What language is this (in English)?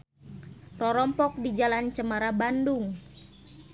Sundanese